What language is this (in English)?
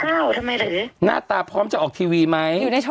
Thai